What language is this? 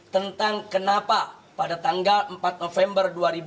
Indonesian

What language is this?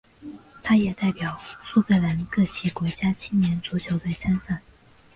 Chinese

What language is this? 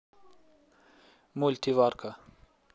Russian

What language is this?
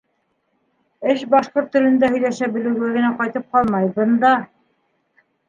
Bashkir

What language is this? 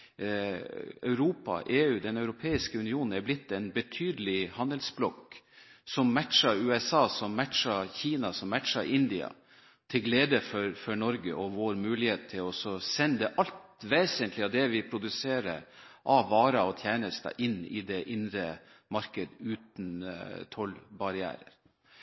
Norwegian Bokmål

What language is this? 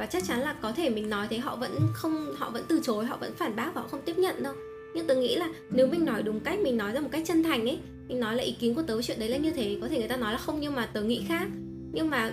Vietnamese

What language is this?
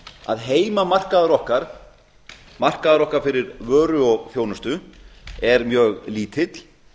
Icelandic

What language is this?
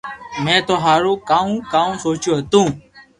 Loarki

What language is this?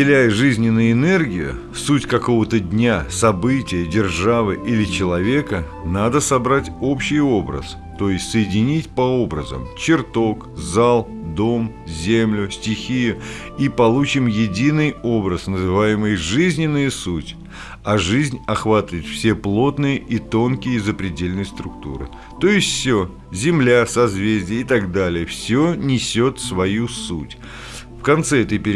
Russian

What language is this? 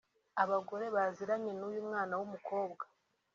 Kinyarwanda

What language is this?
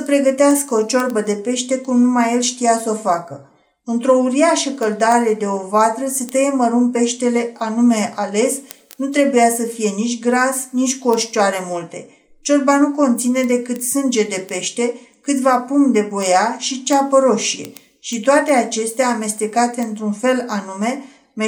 Romanian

